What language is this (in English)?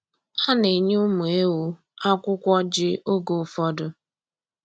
Igbo